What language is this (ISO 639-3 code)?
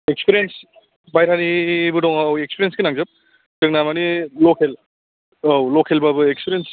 brx